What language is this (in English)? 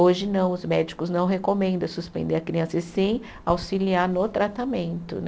Portuguese